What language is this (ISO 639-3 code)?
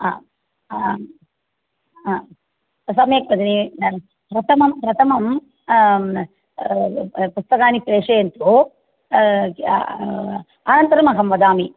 san